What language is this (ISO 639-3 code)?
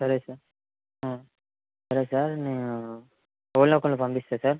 tel